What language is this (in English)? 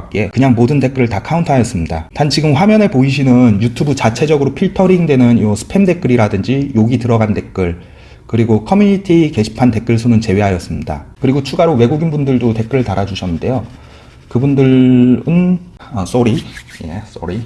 Korean